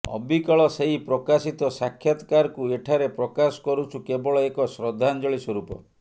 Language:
Odia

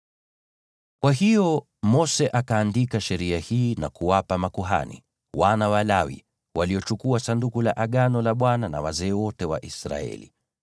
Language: Swahili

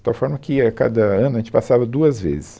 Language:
Portuguese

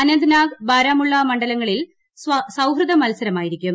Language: Malayalam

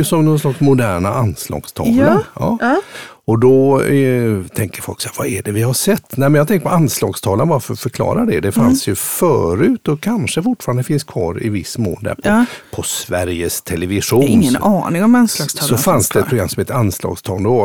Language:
Swedish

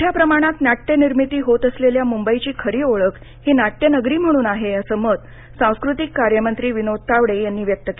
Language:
Marathi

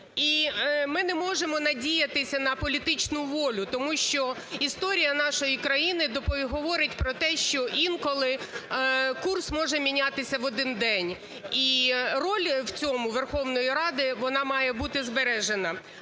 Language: Ukrainian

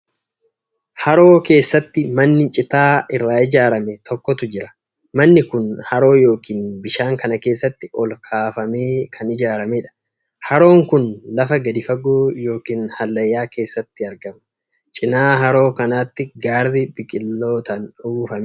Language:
Oromo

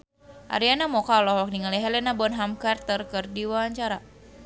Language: Sundanese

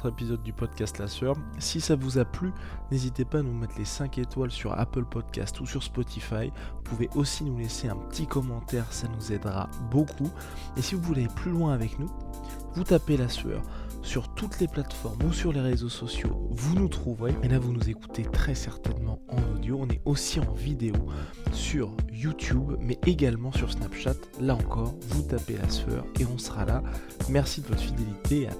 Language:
French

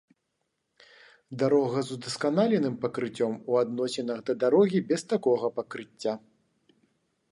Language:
Belarusian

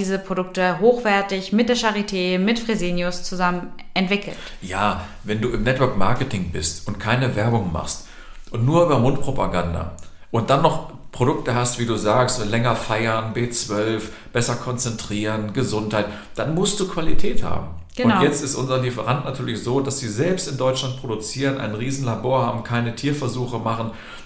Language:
German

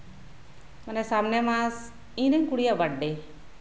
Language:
Santali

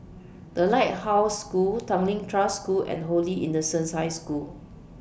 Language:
English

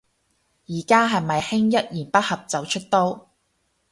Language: Cantonese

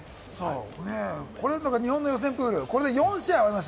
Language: Japanese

